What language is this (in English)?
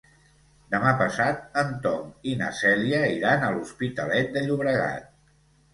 Catalan